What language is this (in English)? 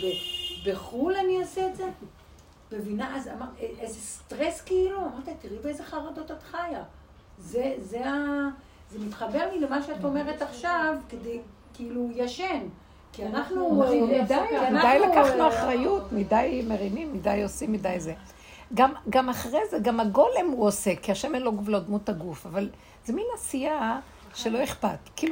Hebrew